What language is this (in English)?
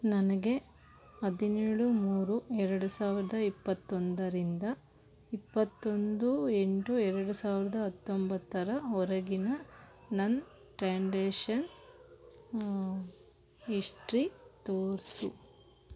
Kannada